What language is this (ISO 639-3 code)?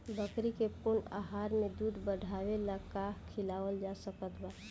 bho